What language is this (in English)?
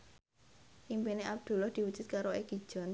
Javanese